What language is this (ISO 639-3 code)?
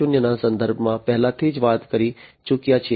guj